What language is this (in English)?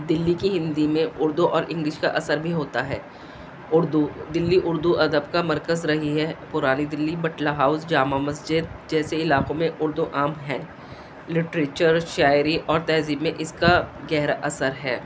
Urdu